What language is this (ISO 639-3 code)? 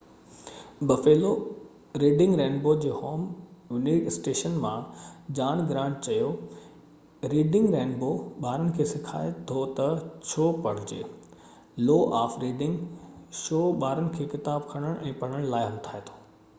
snd